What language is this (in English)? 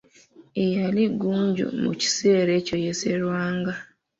Ganda